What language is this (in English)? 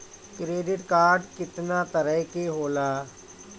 Bhojpuri